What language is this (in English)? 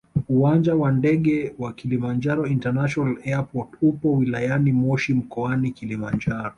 Swahili